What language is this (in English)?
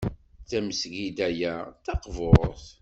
Kabyle